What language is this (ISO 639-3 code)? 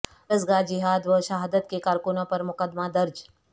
urd